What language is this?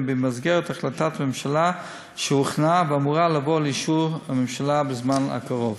Hebrew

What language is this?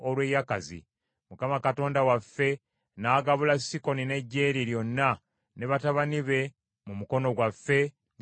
Ganda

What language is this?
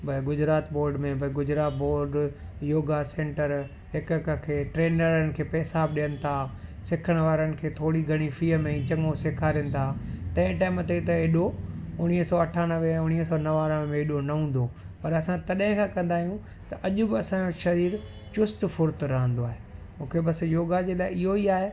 Sindhi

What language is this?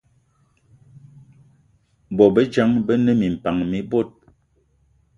Eton (Cameroon)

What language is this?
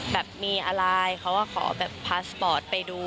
Thai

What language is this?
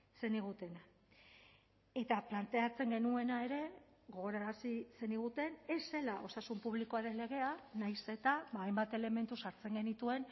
Basque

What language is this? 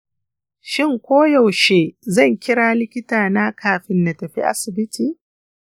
Hausa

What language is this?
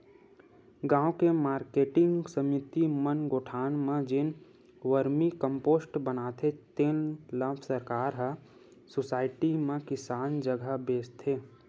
Chhattisgarhi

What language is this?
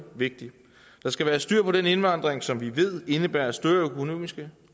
Danish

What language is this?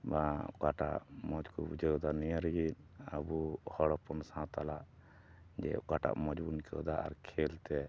Santali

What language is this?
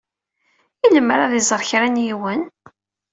Kabyle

